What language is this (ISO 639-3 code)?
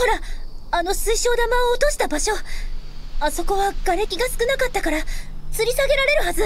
jpn